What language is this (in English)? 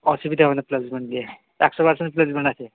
Bangla